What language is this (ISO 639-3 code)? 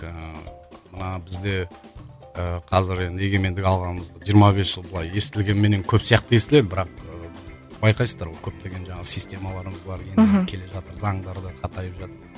kaz